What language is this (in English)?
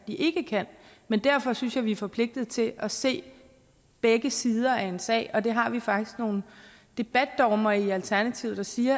Danish